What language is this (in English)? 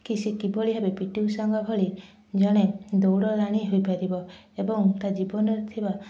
Odia